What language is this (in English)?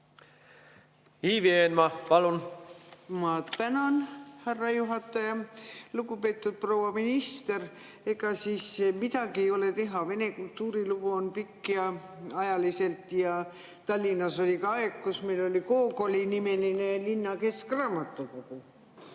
Estonian